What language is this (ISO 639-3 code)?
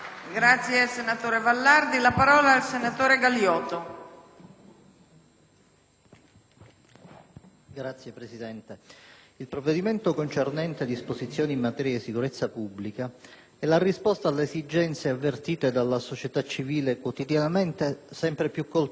ita